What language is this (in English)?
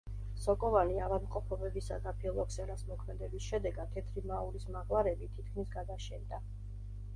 Georgian